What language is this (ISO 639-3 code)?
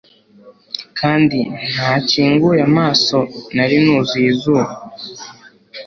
kin